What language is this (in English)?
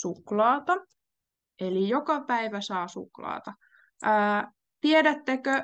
Finnish